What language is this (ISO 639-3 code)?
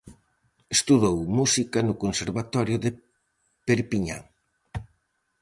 glg